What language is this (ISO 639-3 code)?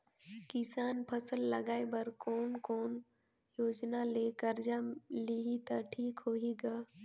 hne